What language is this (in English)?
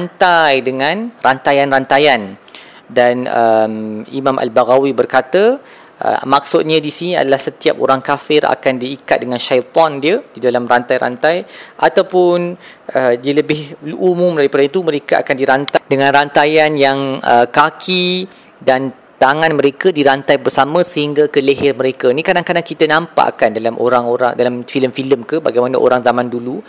Malay